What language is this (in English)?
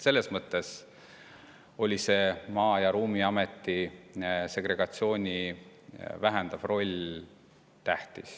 Estonian